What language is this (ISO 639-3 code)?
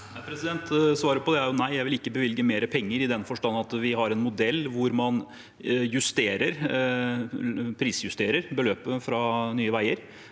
nor